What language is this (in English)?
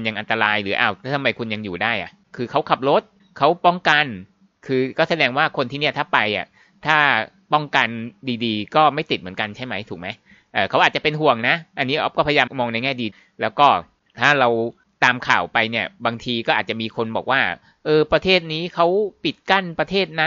Thai